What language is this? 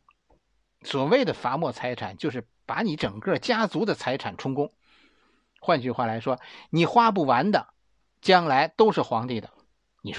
Chinese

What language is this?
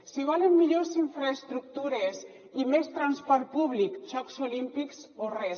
Catalan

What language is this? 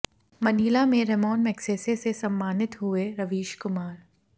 Hindi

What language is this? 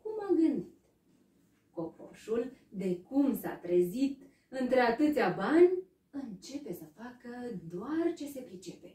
Romanian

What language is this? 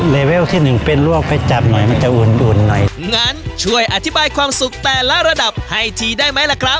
Thai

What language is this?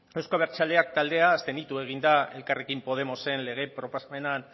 Basque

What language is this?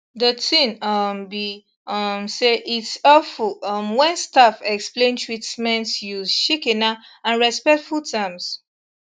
Nigerian Pidgin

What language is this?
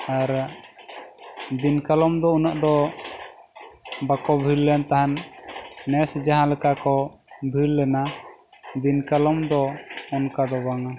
Santali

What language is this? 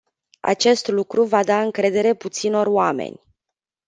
Romanian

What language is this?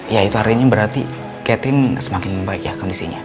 Indonesian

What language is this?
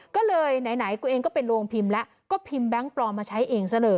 Thai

